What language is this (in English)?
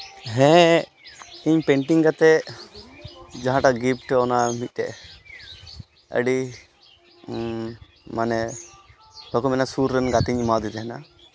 Santali